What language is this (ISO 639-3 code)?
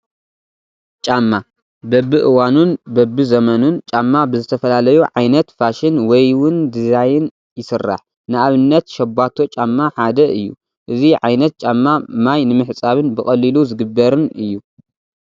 tir